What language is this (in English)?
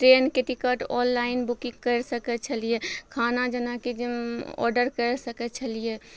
Maithili